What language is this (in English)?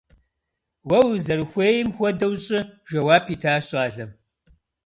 Kabardian